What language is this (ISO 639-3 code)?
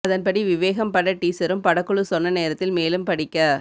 tam